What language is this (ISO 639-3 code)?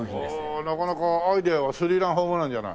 jpn